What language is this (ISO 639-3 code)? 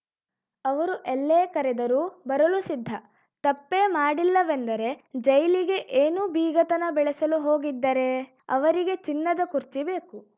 kan